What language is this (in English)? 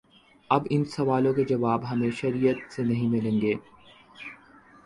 Urdu